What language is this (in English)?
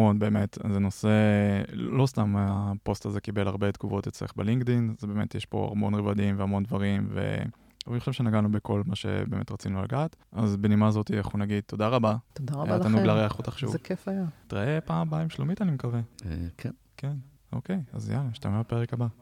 Hebrew